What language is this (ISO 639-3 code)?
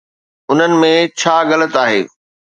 snd